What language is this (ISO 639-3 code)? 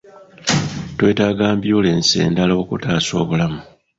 lug